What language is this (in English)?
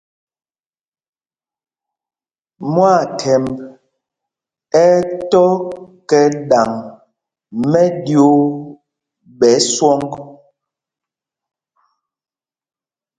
Mpumpong